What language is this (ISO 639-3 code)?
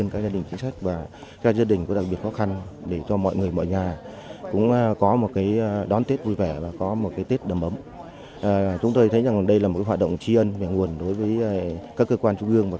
vie